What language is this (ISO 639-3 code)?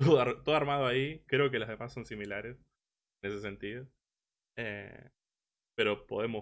spa